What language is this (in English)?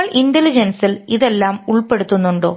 Malayalam